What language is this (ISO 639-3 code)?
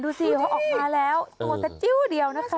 tha